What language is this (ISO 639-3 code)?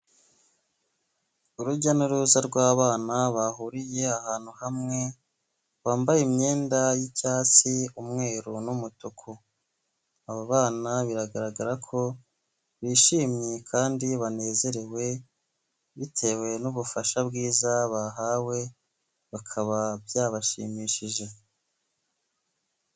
kin